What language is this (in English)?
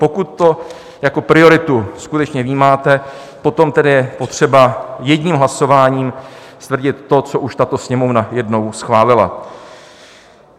Czech